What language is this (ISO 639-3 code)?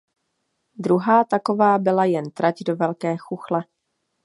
ces